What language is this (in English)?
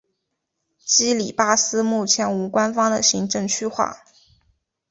Chinese